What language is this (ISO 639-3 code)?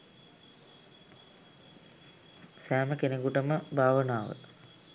sin